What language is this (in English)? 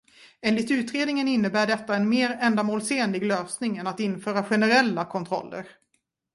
Swedish